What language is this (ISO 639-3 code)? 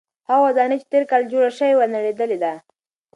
pus